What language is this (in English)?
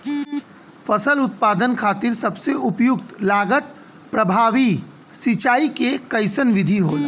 Bhojpuri